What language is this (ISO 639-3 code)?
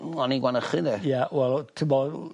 cym